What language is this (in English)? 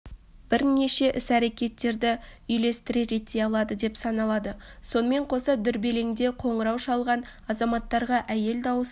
Kazakh